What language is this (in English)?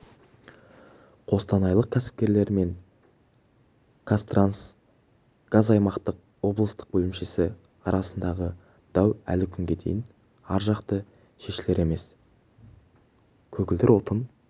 Kazakh